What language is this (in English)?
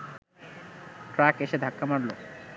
Bangla